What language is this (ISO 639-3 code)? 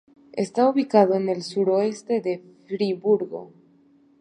spa